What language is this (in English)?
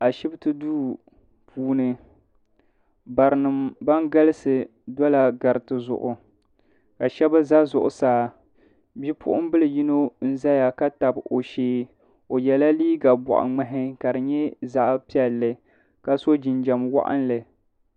Dagbani